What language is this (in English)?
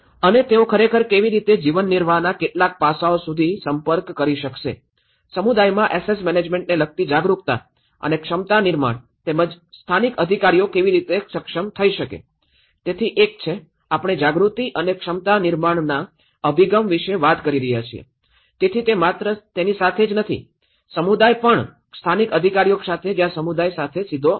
Gujarati